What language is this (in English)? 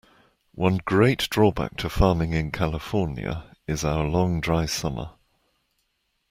English